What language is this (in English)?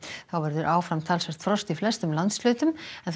Icelandic